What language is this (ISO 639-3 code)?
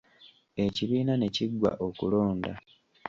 lug